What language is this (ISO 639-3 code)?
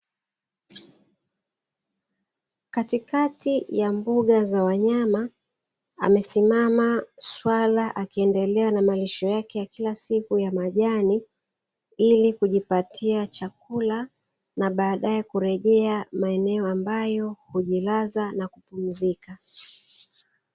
swa